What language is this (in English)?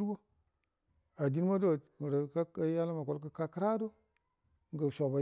Buduma